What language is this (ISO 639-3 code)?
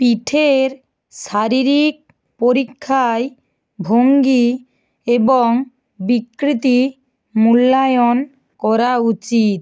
ben